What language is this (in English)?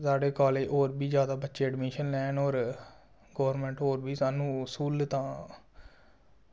Dogri